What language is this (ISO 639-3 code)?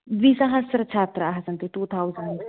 san